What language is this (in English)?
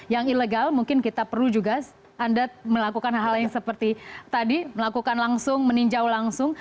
Indonesian